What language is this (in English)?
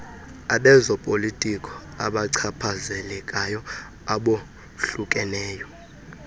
Xhosa